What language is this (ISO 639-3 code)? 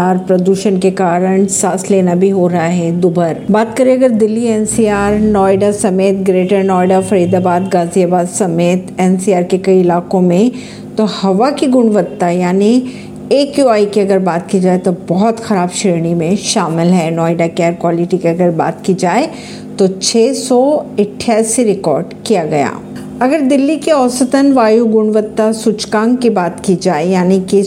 hin